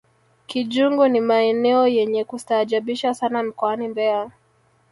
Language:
Swahili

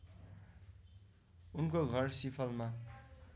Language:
Nepali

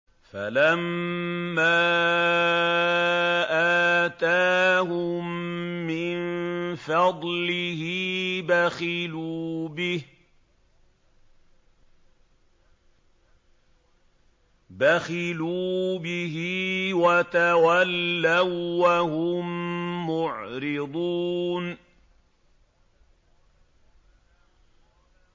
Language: Arabic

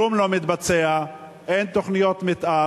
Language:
Hebrew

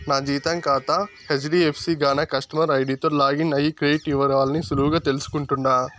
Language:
Telugu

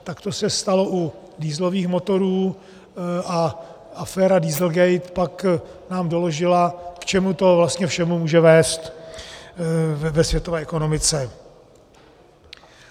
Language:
Czech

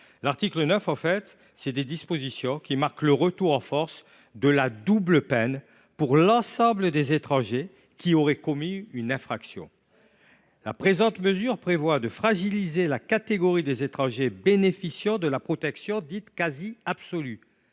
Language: French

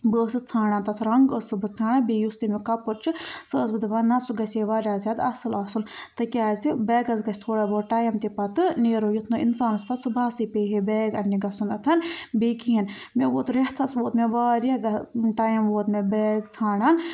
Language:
Kashmiri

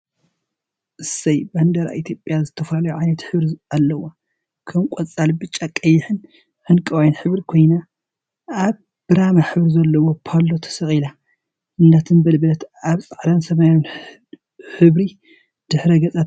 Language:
Tigrinya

